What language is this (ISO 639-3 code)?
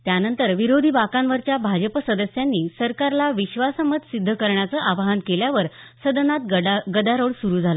mar